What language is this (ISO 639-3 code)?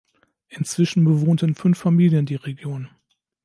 deu